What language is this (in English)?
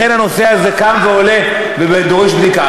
Hebrew